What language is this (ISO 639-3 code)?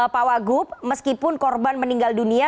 ind